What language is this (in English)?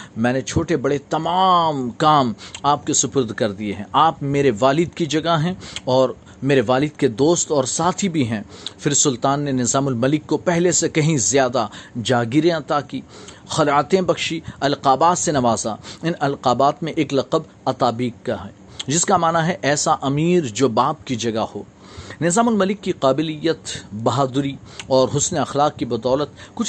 Urdu